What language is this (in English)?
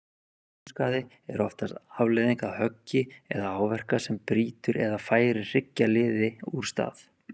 Icelandic